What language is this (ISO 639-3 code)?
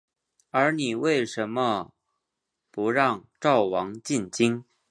zho